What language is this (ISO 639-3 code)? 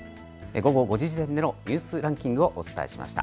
jpn